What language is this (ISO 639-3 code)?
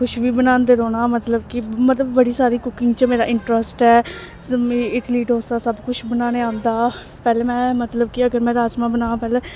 doi